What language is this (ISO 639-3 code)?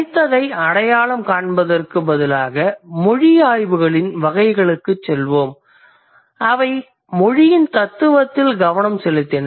tam